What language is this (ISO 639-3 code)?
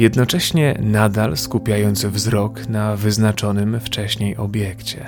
pol